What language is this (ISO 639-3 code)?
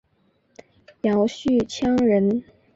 zho